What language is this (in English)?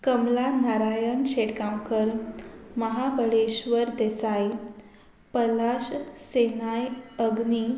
Konkani